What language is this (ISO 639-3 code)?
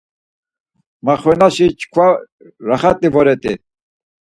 lzz